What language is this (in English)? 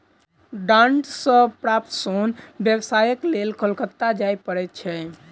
Maithili